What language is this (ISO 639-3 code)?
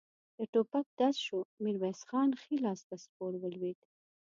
pus